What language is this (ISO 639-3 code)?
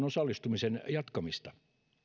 fin